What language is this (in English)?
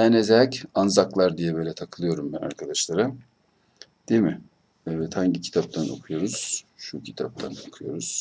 Turkish